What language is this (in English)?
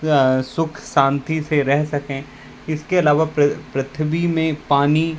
Hindi